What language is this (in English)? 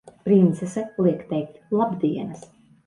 Latvian